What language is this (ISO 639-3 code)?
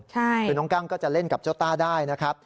tha